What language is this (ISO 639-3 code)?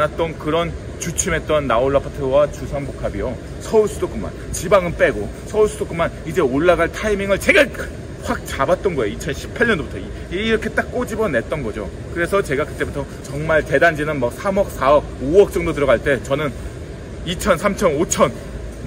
kor